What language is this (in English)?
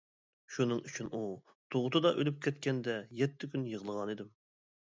Uyghur